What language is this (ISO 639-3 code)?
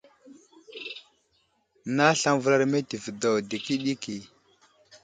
udl